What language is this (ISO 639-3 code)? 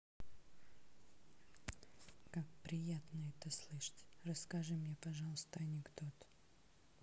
rus